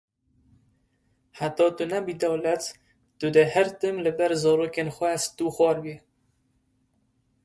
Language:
Kurdish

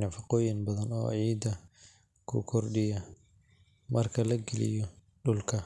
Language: Somali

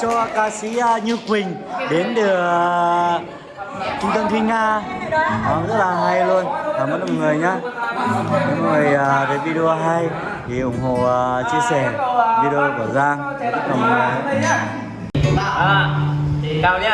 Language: Vietnamese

